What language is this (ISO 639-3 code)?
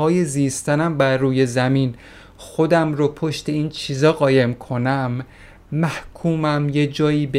fas